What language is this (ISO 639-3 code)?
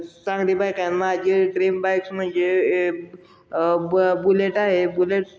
mar